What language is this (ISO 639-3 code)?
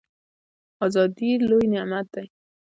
pus